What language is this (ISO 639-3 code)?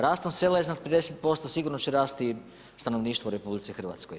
hrv